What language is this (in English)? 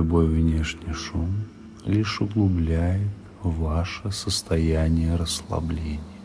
Russian